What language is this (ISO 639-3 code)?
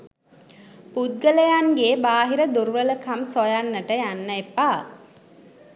sin